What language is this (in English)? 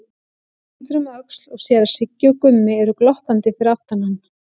Icelandic